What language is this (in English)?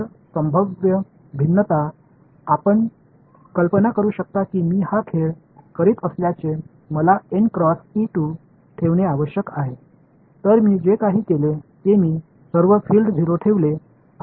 Tamil